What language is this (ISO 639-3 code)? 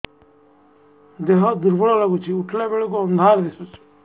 ori